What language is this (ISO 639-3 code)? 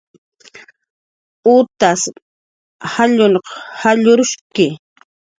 jqr